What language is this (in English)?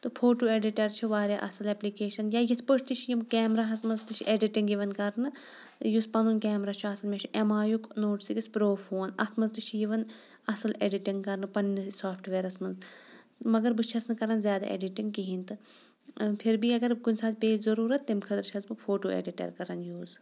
Kashmiri